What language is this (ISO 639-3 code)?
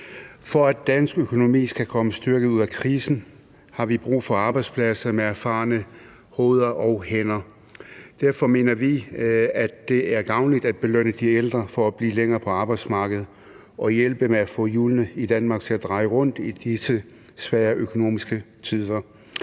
dan